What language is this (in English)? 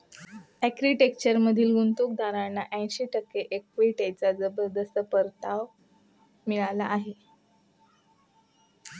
Marathi